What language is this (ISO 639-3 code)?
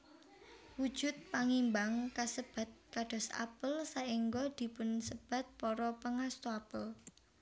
jav